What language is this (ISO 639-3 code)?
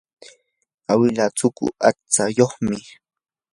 qur